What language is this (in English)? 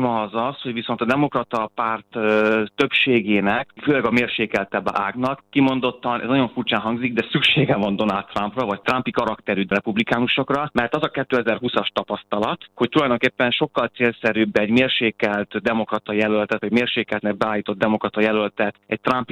Hungarian